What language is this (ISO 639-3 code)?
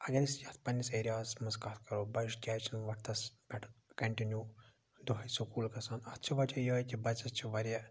kas